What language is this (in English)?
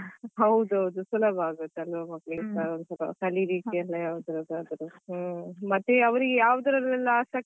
Kannada